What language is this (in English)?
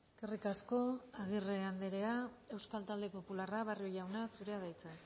Basque